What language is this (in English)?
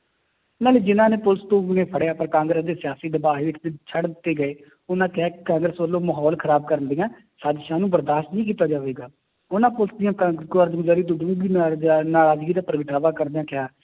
Punjabi